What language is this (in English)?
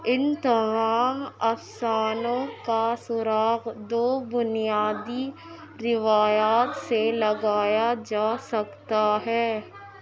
Urdu